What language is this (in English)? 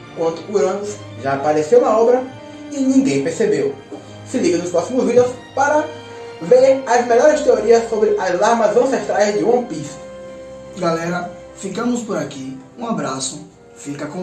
Portuguese